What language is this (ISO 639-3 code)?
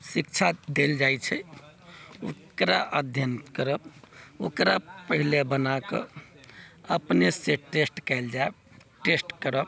mai